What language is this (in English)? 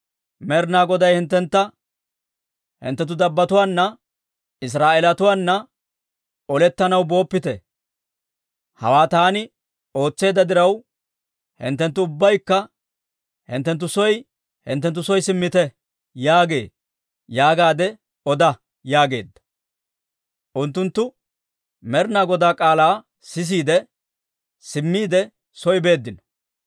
Dawro